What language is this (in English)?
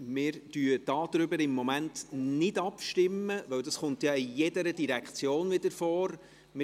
Swiss German